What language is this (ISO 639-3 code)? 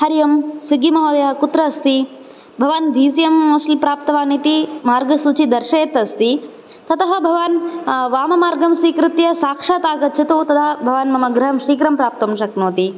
san